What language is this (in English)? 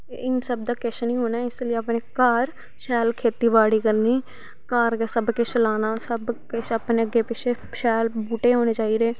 Dogri